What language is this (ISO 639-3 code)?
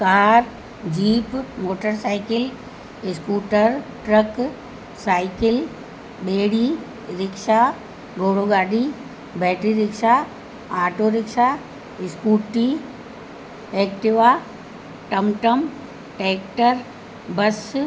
snd